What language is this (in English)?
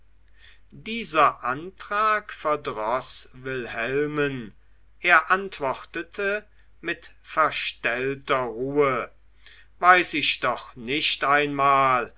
German